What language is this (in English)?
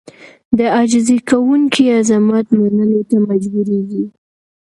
Pashto